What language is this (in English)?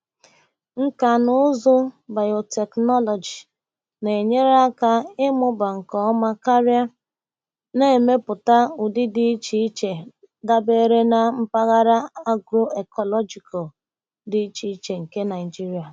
Igbo